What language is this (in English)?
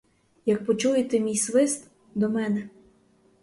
Ukrainian